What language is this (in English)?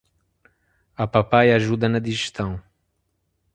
Portuguese